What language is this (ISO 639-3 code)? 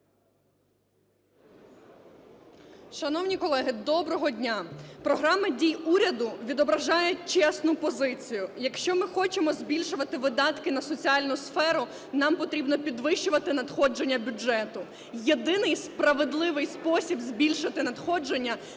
ukr